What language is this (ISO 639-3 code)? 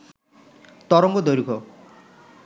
ben